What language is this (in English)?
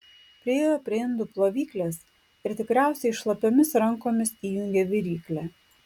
Lithuanian